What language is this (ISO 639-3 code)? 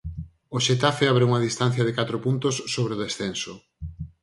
glg